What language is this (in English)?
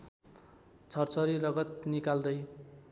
Nepali